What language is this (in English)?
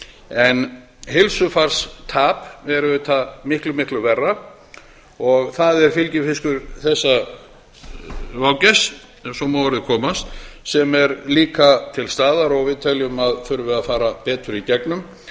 Icelandic